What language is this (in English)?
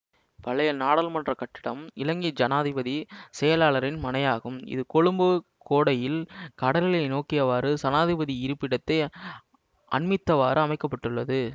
Tamil